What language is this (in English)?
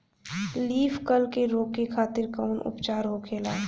Bhojpuri